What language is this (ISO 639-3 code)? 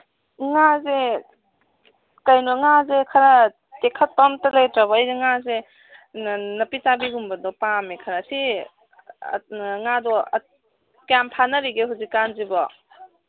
mni